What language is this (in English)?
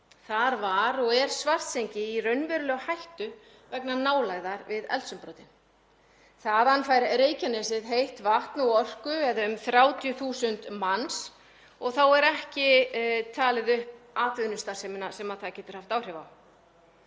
Icelandic